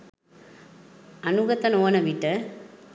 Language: Sinhala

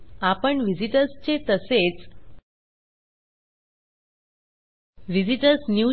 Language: Marathi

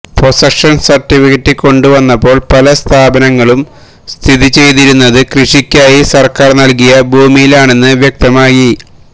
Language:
Malayalam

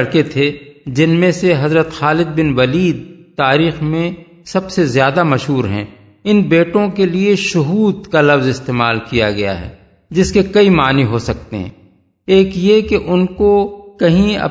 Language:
Urdu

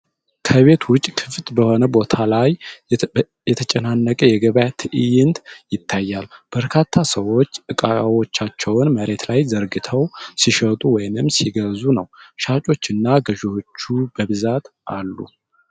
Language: Amharic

